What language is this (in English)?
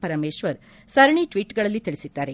Kannada